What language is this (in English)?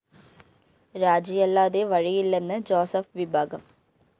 Malayalam